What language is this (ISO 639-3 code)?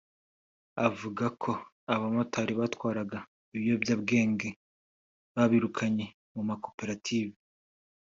kin